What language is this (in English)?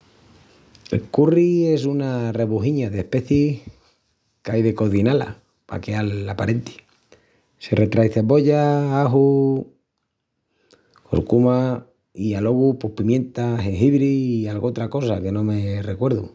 Extremaduran